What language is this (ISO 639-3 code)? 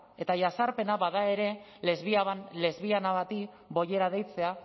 eus